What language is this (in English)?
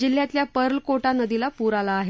Marathi